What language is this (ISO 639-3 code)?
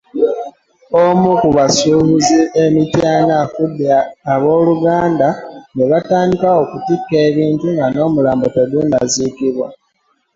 lug